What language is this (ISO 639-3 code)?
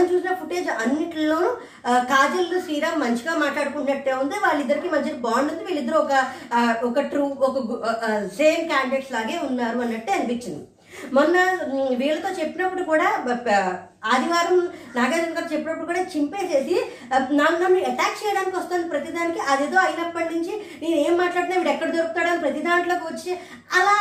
tel